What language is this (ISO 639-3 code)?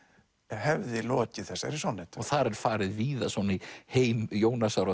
isl